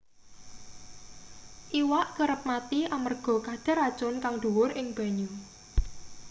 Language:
Javanese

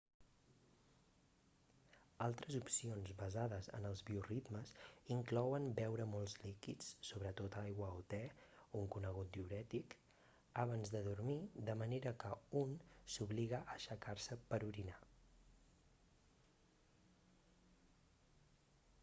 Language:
Catalan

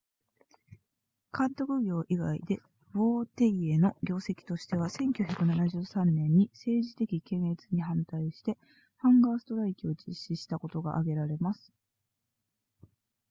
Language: Japanese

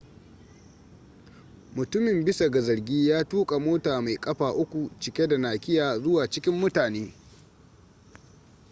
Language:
Hausa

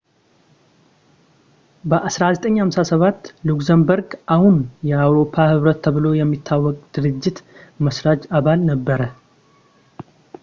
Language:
Amharic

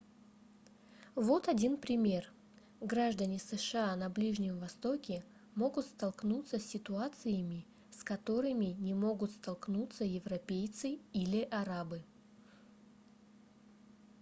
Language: Russian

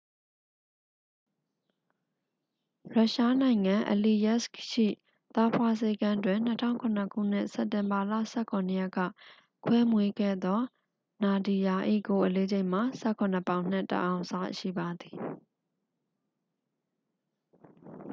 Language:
Burmese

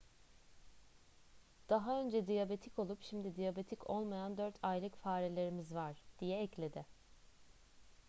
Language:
Turkish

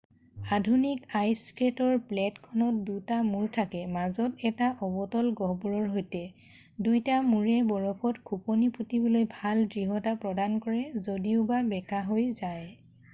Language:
Assamese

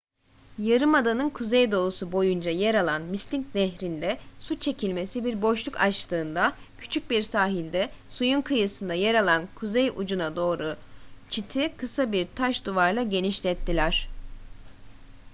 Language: Turkish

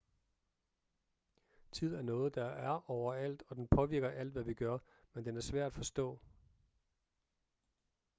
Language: Danish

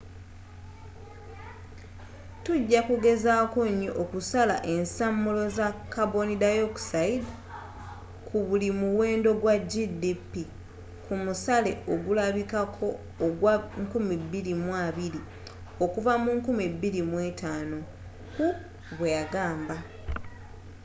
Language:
Ganda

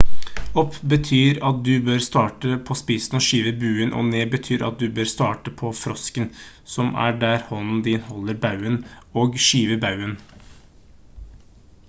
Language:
Norwegian Bokmål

